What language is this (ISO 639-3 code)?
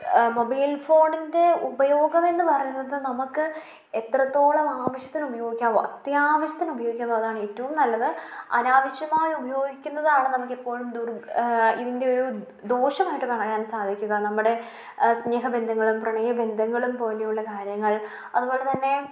mal